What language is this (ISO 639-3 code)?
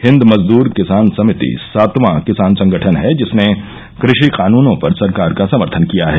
hin